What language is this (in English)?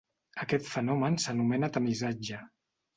Catalan